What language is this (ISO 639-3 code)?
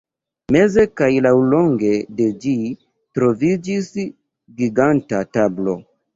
epo